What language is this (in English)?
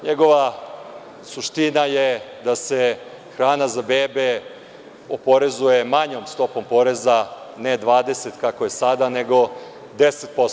Serbian